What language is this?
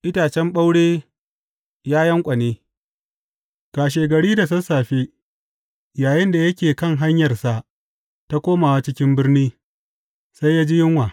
Hausa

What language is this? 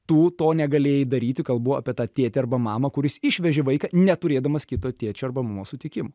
Lithuanian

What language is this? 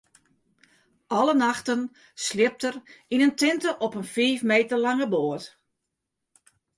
Western Frisian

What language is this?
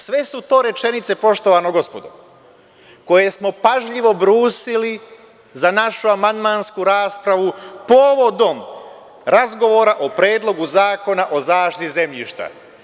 Serbian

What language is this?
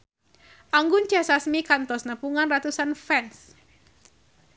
Sundanese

